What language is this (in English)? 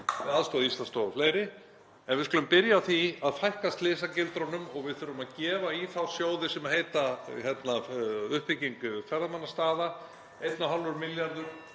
Icelandic